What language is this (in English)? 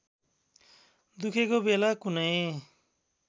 Nepali